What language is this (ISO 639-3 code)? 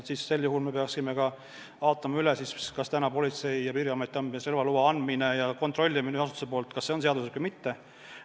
est